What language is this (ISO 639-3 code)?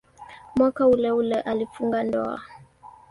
swa